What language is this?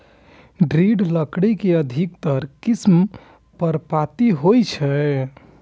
Maithili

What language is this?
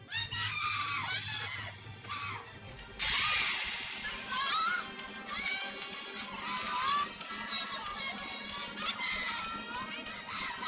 Indonesian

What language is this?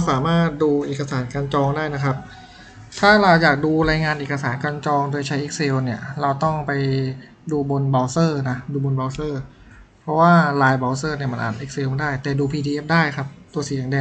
Thai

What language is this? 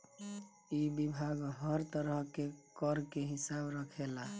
Bhojpuri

